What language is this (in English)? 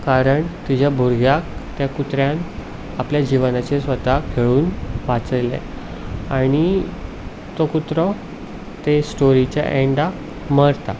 Konkani